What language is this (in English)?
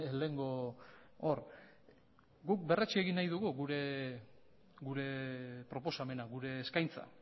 Basque